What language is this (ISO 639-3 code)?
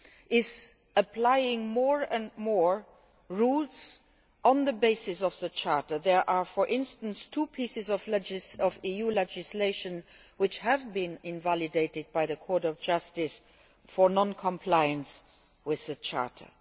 eng